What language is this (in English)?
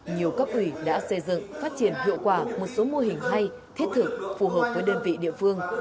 Vietnamese